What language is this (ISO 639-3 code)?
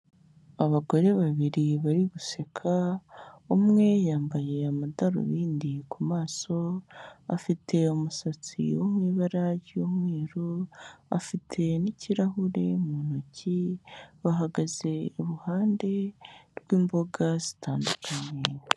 kin